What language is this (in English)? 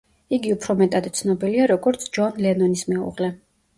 Georgian